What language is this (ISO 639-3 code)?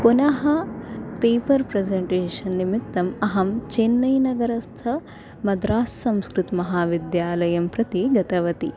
san